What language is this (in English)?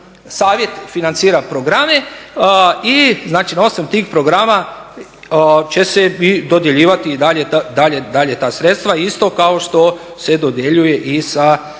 Croatian